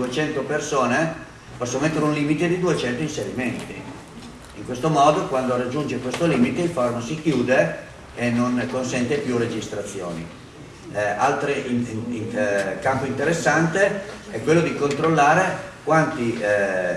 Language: Italian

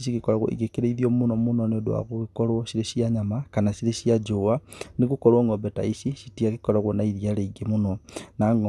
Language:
Kikuyu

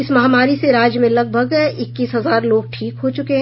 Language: Hindi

